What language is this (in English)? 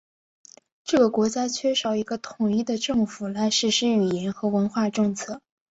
Chinese